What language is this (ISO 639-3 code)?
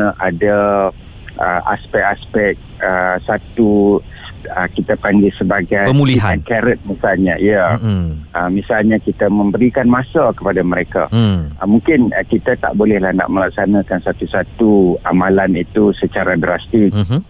msa